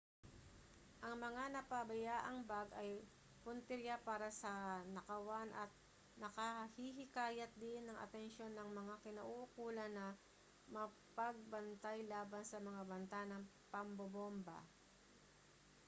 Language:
Filipino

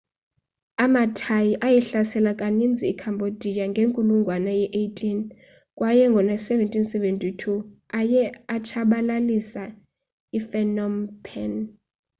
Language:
Xhosa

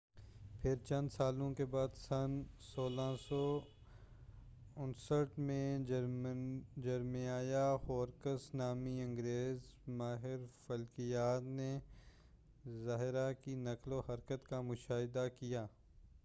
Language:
Urdu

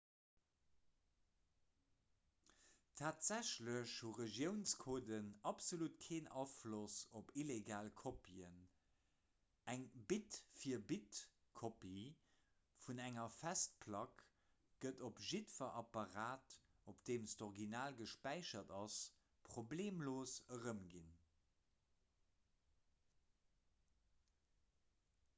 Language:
Luxembourgish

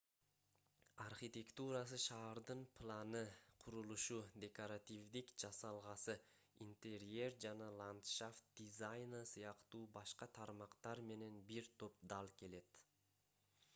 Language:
Kyrgyz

